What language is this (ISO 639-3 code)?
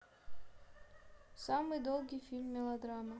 rus